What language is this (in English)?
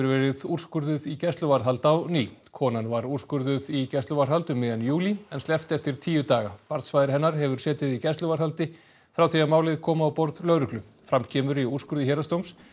Icelandic